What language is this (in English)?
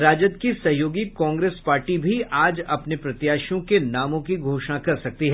Hindi